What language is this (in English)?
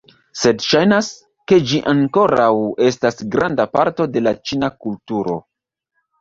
Esperanto